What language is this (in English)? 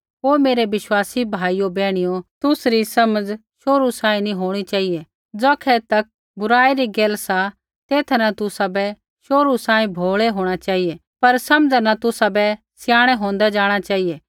Kullu Pahari